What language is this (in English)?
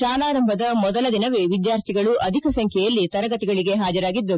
Kannada